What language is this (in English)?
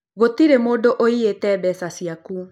Kikuyu